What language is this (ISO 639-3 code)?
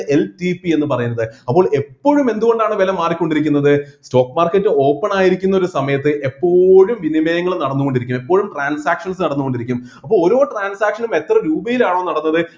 mal